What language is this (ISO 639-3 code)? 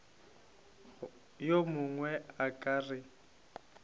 nso